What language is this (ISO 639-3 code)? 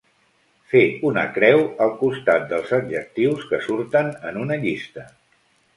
cat